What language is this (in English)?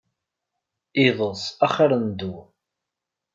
Kabyle